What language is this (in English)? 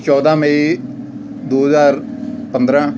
Punjabi